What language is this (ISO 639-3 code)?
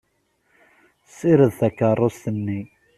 kab